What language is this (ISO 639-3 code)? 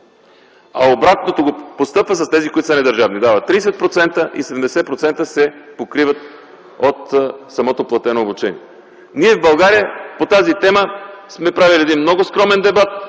bul